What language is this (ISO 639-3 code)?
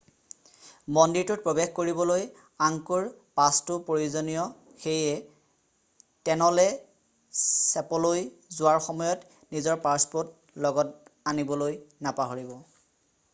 asm